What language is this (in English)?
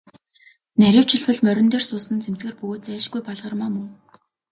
Mongolian